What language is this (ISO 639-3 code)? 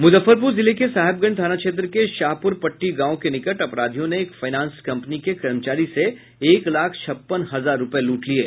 hin